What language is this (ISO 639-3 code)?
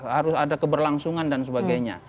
ind